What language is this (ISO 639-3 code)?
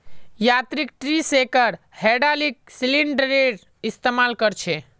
mag